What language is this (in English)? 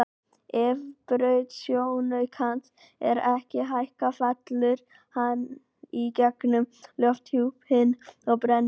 Icelandic